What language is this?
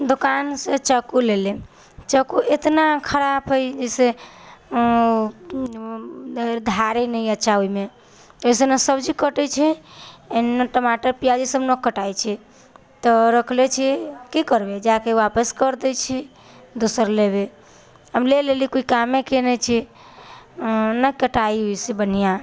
Maithili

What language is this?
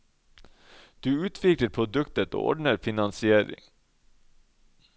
Norwegian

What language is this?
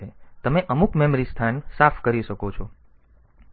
Gujarati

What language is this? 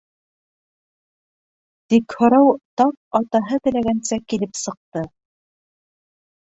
Bashkir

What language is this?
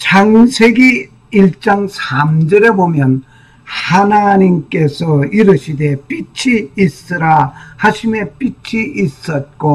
Korean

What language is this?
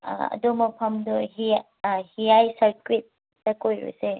Manipuri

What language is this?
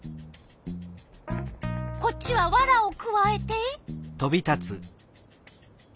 Japanese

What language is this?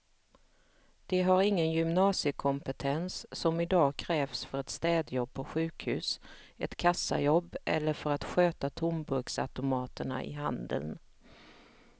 Swedish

